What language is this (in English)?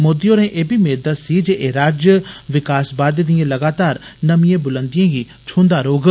Dogri